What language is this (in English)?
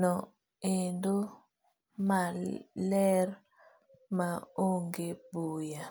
Luo (Kenya and Tanzania)